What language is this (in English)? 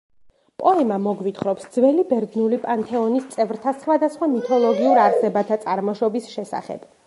Georgian